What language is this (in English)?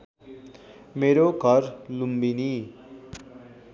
Nepali